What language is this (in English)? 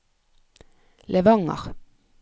Norwegian